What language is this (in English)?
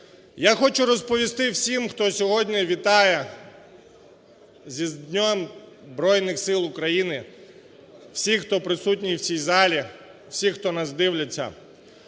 Ukrainian